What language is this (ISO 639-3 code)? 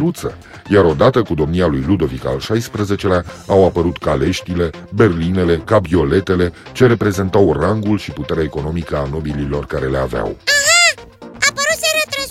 ron